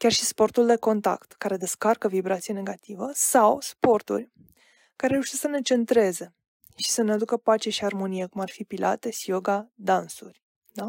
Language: Romanian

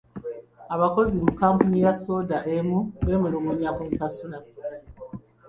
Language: Ganda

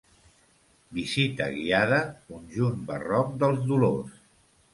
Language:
Catalan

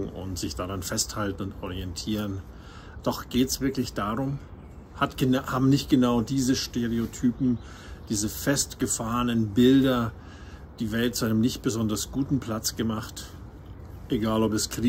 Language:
German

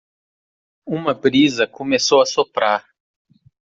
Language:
Portuguese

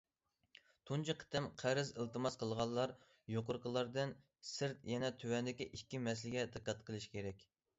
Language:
Uyghur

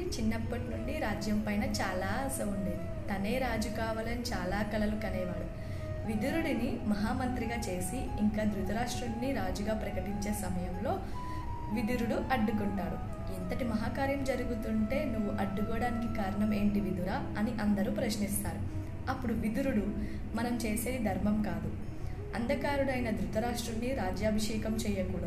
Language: Telugu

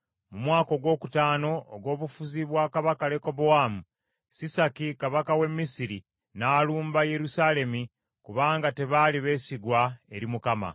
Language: Ganda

